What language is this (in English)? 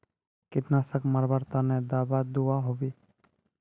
Magahi